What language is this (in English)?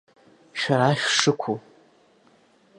Abkhazian